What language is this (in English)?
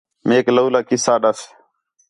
Khetrani